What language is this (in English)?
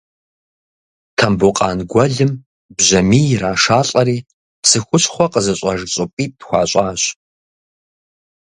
Kabardian